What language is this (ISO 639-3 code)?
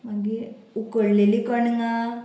kok